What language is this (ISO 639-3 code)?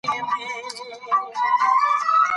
pus